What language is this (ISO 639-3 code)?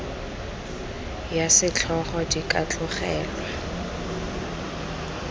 tsn